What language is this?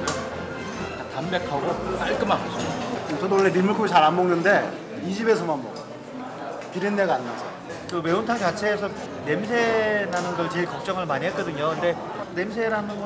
Korean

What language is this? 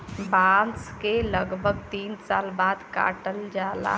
Bhojpuri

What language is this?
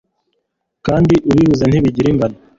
Kinyarwanda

